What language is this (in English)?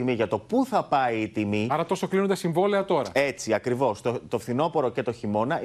Greek